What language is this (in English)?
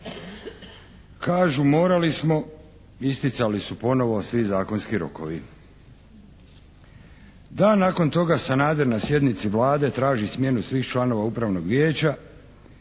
Croatian